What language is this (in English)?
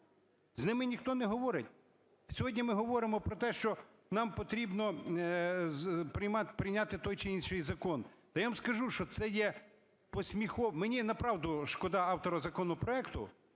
Ukrainian